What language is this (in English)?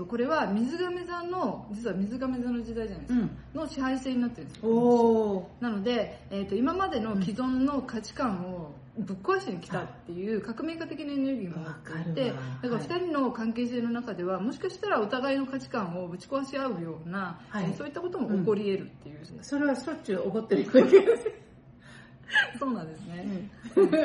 Japanese